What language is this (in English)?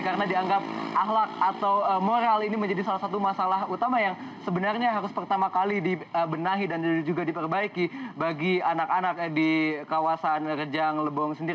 Indonesian